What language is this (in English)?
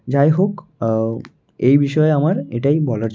Bangla